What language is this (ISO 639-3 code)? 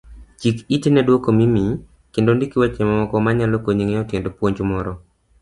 luo